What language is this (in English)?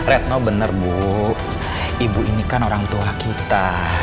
Indonesian